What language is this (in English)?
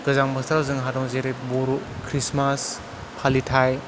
Bodo